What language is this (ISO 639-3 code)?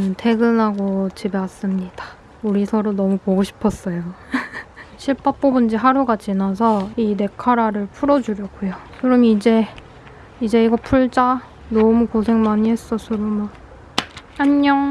kor